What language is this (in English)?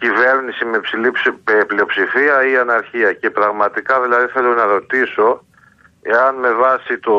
Greek